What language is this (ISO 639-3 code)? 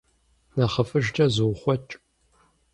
kbd